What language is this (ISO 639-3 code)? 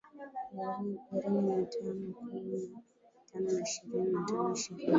swa